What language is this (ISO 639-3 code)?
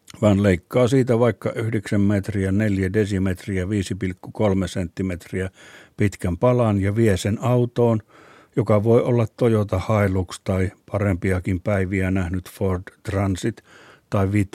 fin